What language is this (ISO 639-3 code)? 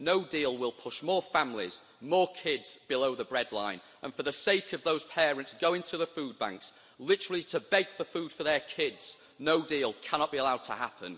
eng